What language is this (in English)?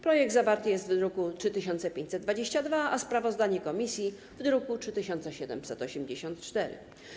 Polish